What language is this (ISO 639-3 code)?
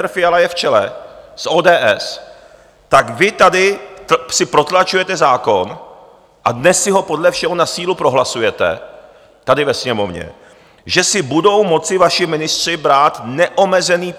ces